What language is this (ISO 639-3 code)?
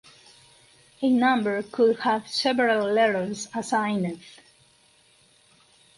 eng